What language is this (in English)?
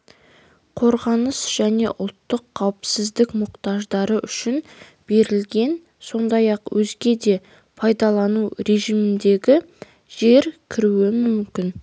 Kazakh